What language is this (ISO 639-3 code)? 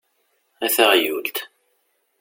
kab